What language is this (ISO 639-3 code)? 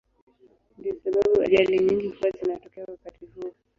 swa